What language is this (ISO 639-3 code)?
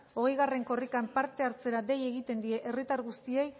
eus